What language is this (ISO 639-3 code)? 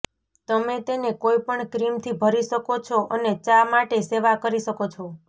guj